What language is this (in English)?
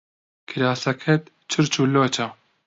Central Kurdish